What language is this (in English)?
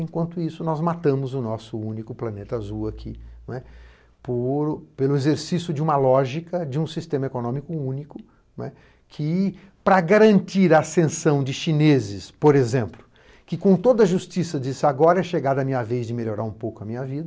Portuguese